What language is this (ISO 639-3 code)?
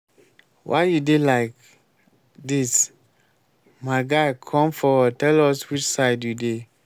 pcm